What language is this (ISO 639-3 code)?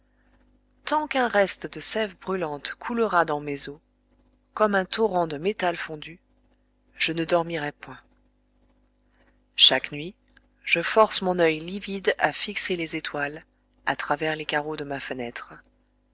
fra